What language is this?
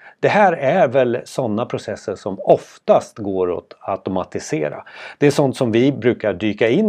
Swedish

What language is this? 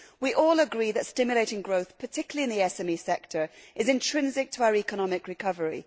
English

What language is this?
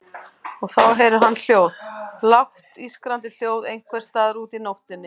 Icelandic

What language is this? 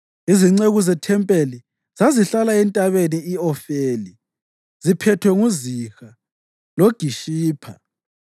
North Ndebele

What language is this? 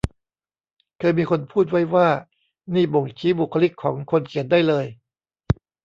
Thai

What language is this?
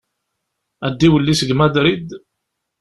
Kabyle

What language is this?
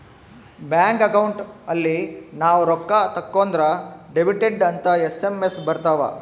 Kannada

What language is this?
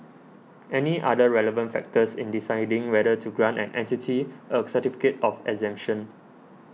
English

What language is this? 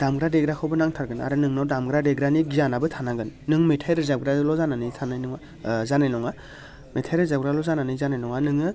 Bodo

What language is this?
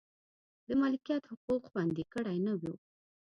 Pashto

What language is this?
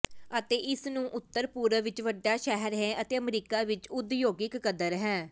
Punjabi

